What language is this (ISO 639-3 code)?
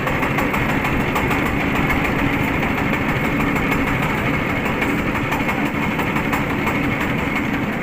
tha